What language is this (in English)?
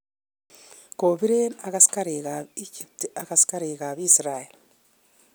Kalenjin